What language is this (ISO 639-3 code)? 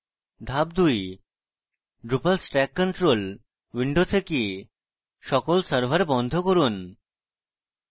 ben